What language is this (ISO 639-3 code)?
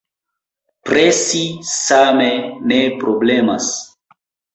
epo